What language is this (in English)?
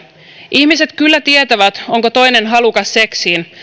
Finnish